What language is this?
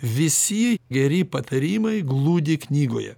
Lithuanian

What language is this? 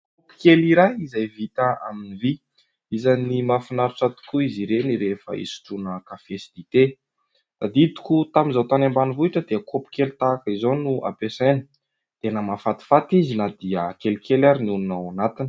Malagasy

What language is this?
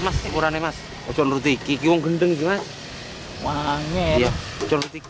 Indonesian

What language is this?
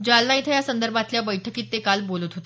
Marathi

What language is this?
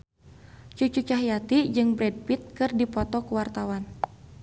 Sundanese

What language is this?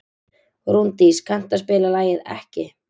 Icelandic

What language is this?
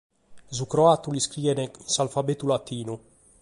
Sardinian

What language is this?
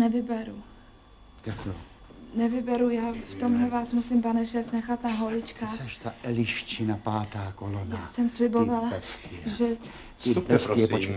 Czech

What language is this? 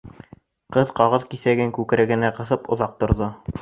Bashkir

